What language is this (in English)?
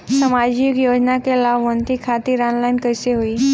Bhojpuri